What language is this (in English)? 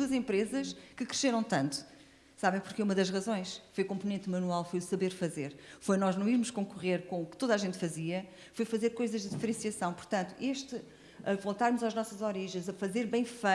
Portuguese